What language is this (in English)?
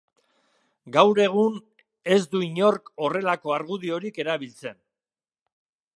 Basque